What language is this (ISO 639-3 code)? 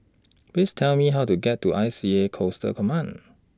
eng